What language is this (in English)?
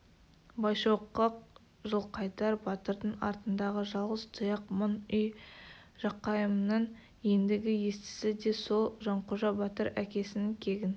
Kazakh